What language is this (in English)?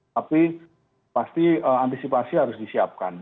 Indonesian